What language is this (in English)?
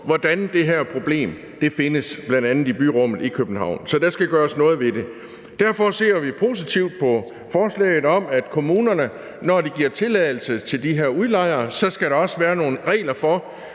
Danish